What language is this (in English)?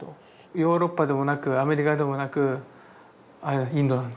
Japanese